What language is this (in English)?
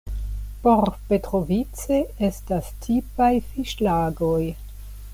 Esperanto